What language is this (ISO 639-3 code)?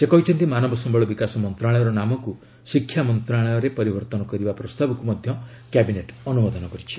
ori